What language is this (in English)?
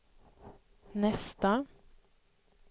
Swedish